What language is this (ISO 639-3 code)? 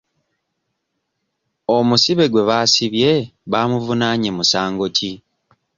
lug